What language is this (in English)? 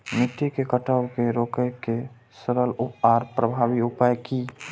Maithili